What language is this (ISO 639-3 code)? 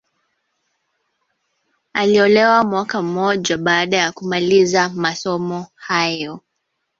swa